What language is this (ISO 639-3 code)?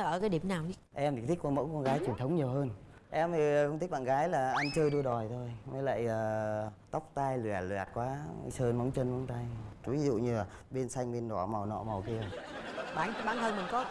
vie